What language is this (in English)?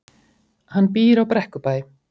Icelandic